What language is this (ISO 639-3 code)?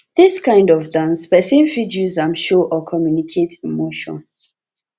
pcm